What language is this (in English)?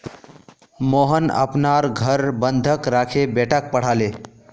Magahi